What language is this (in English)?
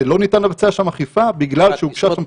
Hebrew